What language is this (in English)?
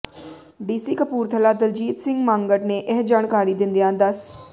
Punjabi